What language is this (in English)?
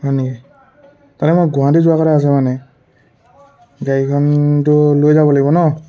Assamese